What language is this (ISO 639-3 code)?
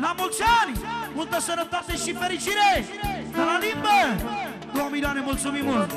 ron